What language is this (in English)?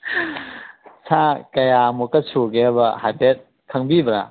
Manipuri